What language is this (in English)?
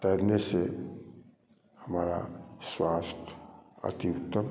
Hindi